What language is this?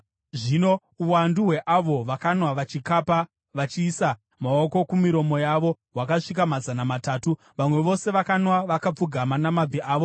Shona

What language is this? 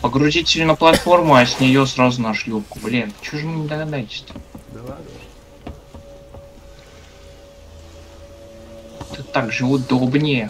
Russian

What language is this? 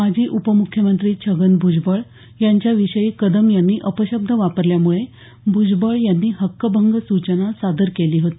Marathi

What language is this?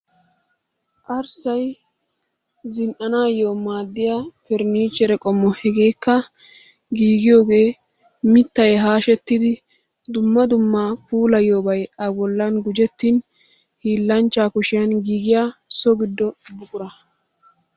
Wolaytta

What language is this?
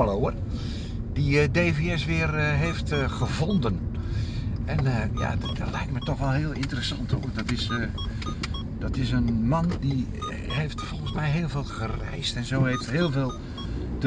Dutch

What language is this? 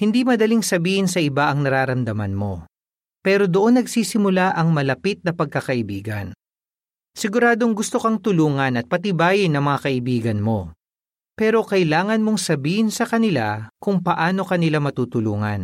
Filipino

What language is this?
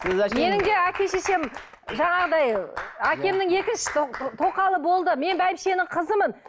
Kazakh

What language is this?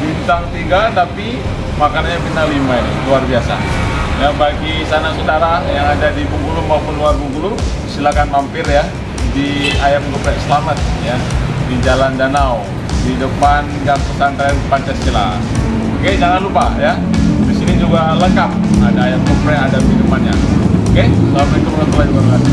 Indonesian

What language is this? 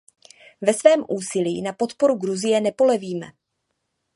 Czech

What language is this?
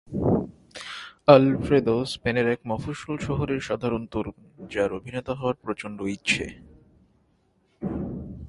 Bangla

